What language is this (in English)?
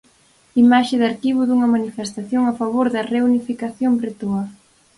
Galician